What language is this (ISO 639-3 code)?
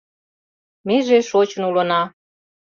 chm